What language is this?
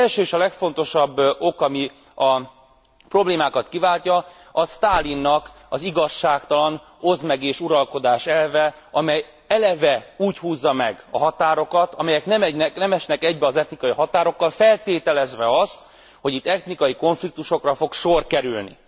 Hungarian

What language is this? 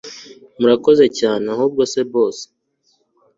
Kinyarwanda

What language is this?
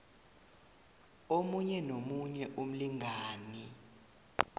South Ndebele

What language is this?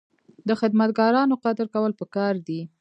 Pashto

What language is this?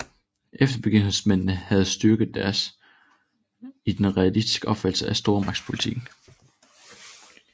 Danish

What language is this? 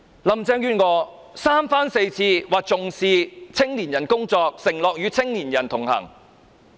Cantonese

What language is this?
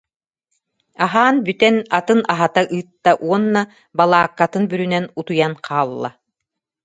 Yakut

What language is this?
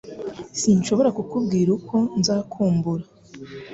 Kinyarwanda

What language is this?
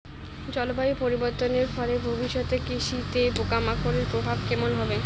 Bangla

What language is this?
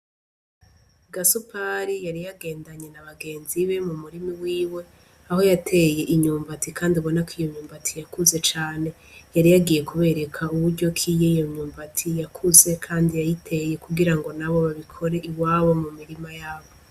Rundi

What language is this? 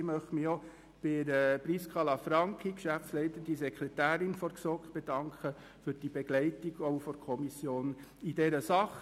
Swiss German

